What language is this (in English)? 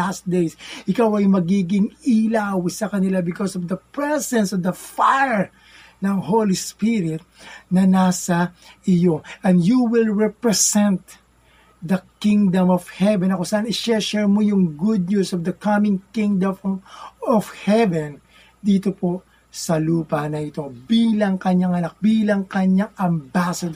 Filipino